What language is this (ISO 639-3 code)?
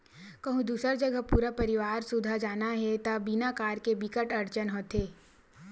hne